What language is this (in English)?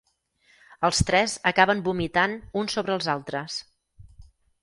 Catalan